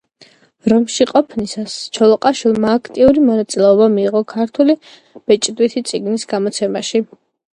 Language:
Georgian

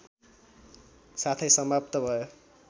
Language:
Nepali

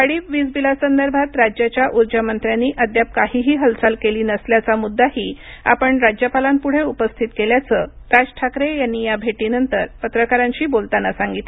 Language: Marathi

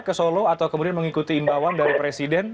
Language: Indonesian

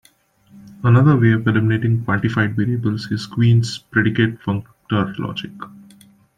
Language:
English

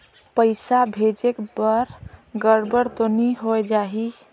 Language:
Chhattisgarhi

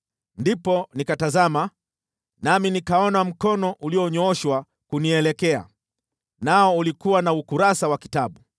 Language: Swahili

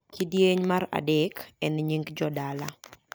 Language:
Luo (Kenya and Tanzania)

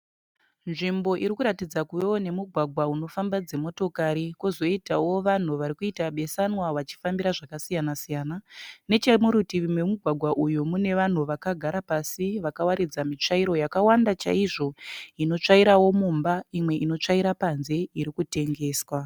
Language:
Shona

